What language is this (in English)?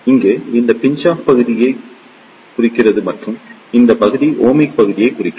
Tamil